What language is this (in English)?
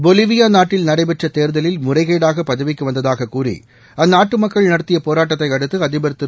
Tamil